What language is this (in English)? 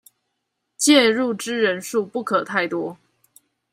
Chinese